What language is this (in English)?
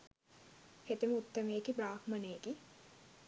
Sinhala